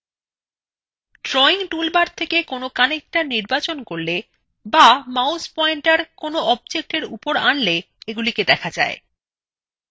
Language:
Bangla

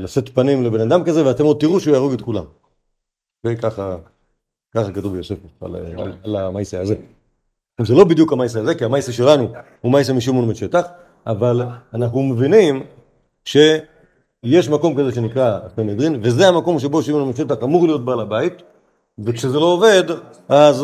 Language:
Hebrew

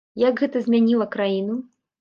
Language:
Belarusian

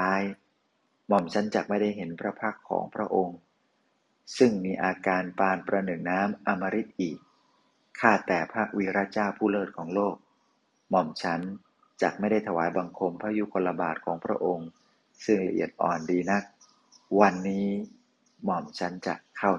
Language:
Thai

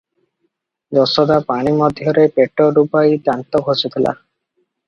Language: Odia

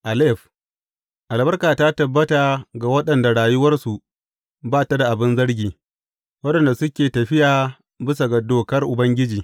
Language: Hausa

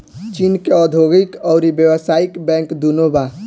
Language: Bhojpuri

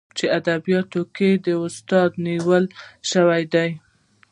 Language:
Pashto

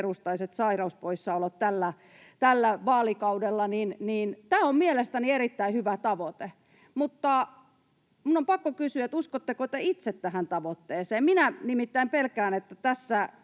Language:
Finnish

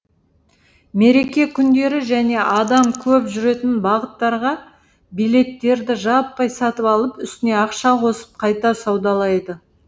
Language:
Kazakh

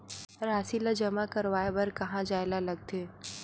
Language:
Chhattisgarhi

